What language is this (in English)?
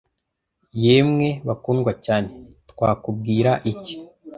Kinyarwanda